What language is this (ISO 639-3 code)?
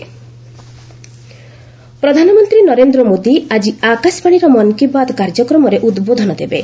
ori